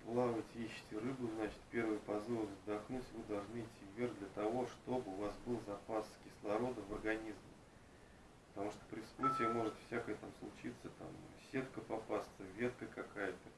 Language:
Russian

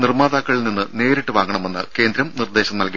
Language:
Malayalam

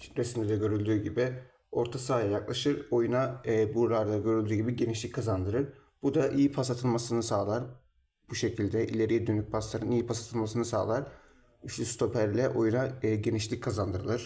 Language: Turkish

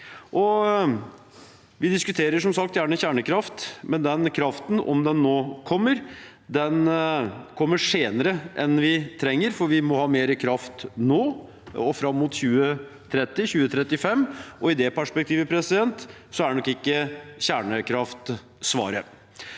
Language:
Norwegian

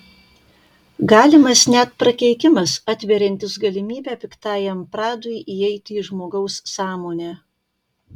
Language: Lithuanian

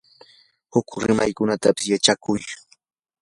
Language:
Yanahuanca Pasco Quechua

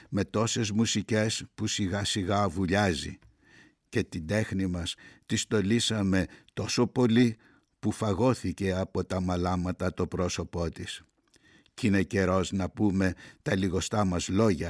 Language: Greek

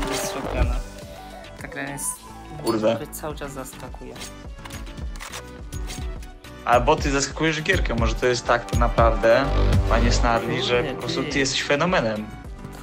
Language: Polish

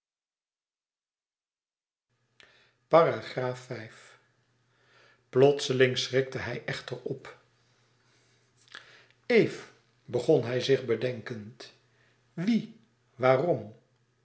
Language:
Dutch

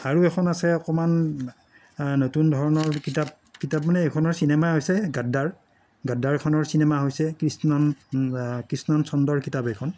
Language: Assamese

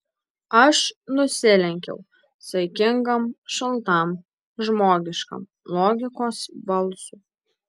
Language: Lithuanian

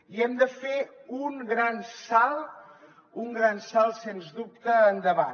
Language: Catalan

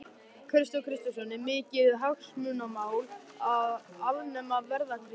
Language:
Icelandic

